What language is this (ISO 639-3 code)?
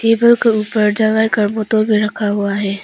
hin